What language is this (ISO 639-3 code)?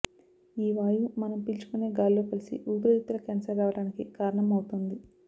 tel